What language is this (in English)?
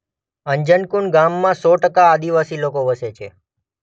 Gujarati